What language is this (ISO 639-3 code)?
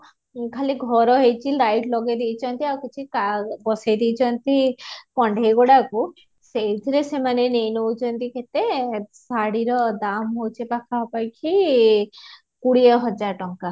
ori